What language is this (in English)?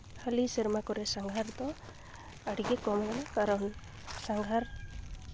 Santali